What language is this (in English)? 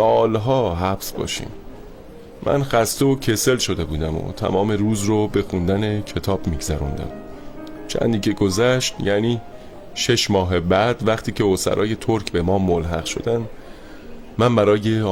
Persian